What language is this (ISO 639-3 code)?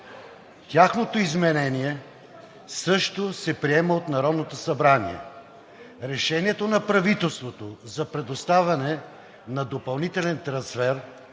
bul